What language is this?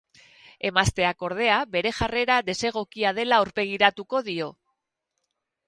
Basque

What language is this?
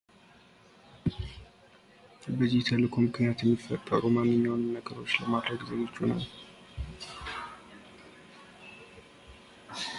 Amharic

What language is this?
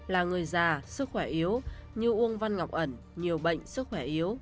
Vietnamese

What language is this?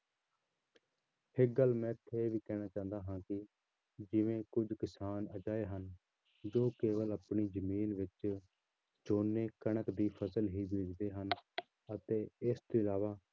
Punjabi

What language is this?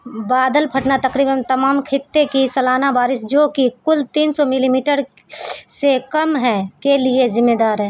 Urdu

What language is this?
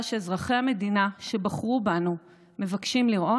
Hebrew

